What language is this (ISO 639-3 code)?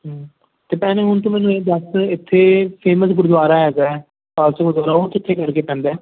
pan